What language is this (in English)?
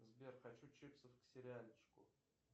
Russian